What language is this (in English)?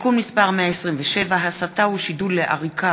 Hebrew